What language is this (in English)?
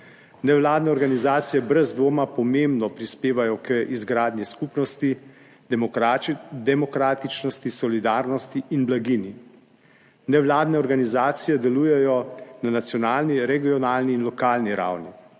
Slovenian